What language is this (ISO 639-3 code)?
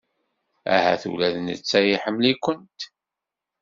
kab